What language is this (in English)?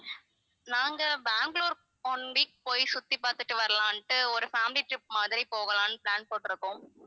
Tamil